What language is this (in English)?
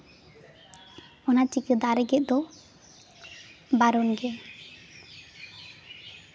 Santali